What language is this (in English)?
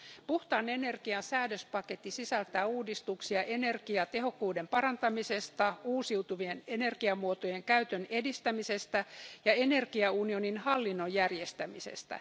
Finnish